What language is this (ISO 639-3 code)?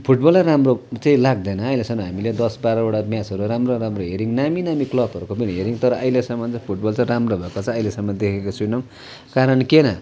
nep